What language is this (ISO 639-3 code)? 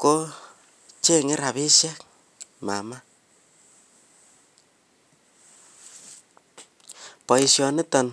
kln